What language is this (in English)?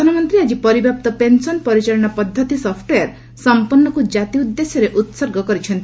Odia